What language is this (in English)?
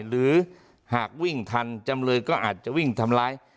Thai